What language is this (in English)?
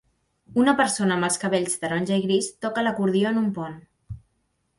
Catalan